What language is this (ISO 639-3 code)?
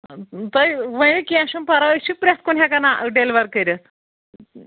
kas